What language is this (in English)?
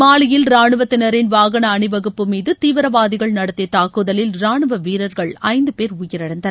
Tamil